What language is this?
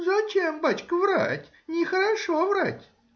Russian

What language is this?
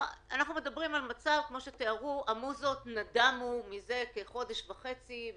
Hebrew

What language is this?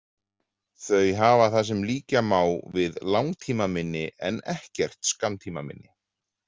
Icelandic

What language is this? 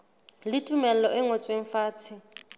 Southern Sotho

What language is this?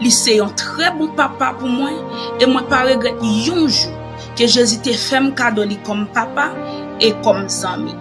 French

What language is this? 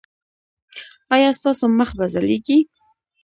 Pashto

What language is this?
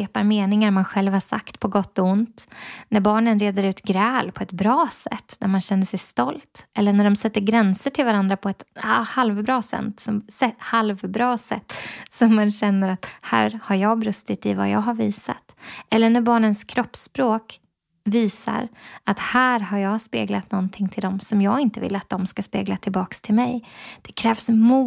Swedish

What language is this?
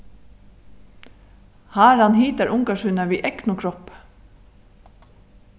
Faroese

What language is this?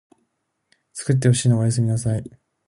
Japanese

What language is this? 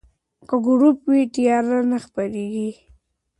Pashto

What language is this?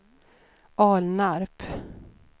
Swedish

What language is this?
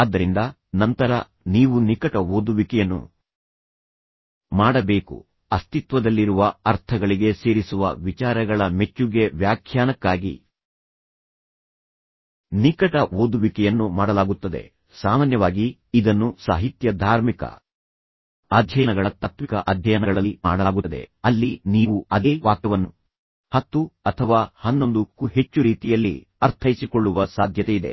Kannada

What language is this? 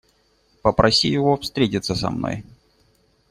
Russian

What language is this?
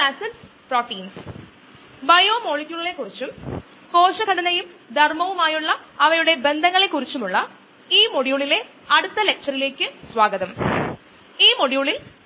Malayalam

